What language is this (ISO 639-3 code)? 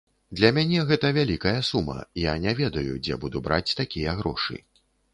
bel